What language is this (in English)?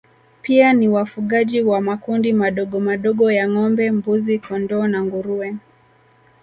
Swahili